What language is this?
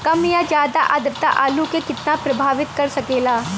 Bhojpuri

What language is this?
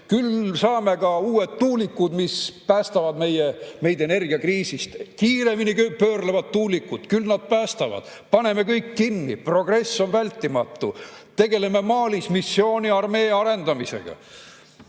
Estonian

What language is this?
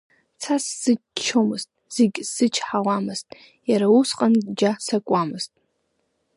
Abkhazian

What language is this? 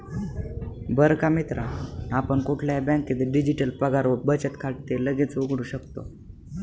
Marathi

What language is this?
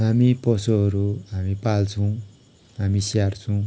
Nepali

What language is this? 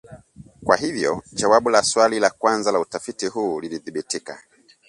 Swahili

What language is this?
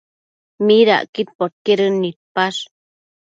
Matsés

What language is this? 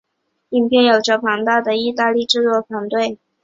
Chinese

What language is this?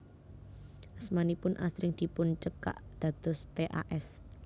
Javanese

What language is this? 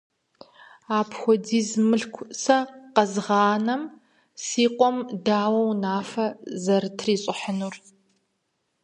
Kabardian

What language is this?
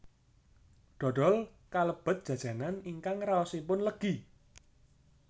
Javanese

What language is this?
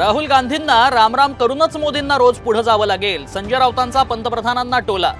Marathi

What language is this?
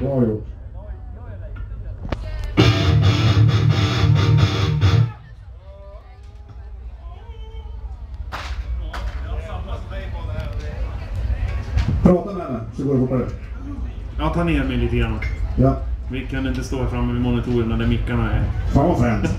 Swedish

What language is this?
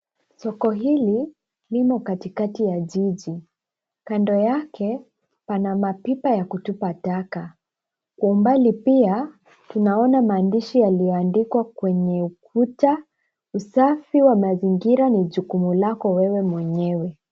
Swahili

